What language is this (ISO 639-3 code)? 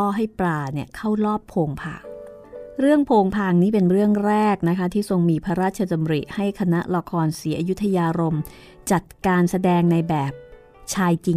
tha